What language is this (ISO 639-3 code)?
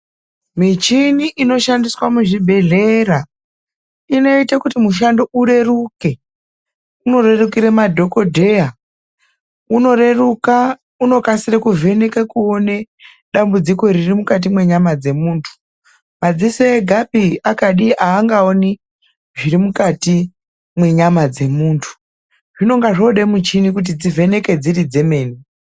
ndc